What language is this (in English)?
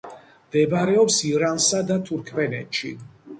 Georgian